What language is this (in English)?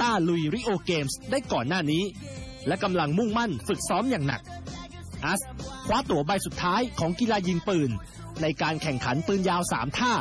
Thai